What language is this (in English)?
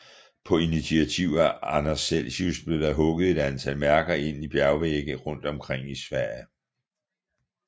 Danish